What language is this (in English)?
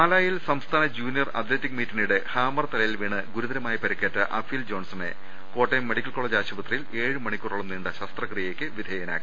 Malayalam